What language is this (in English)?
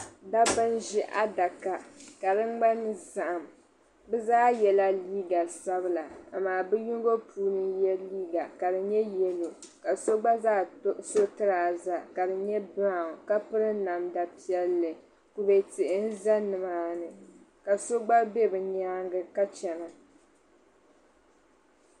Dagbani